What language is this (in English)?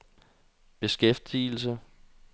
Danish